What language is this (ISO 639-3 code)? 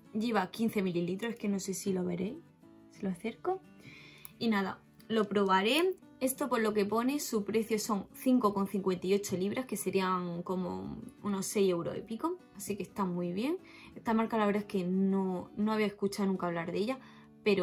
spa